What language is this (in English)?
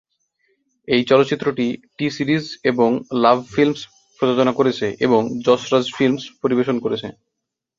Bangla